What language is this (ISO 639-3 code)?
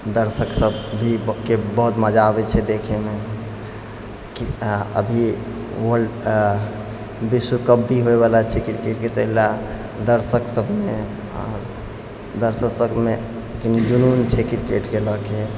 mai